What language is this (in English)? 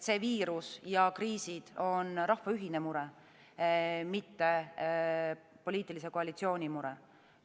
Estonian